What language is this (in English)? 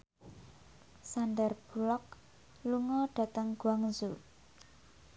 Javanese